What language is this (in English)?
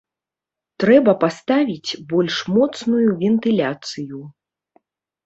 Belarusian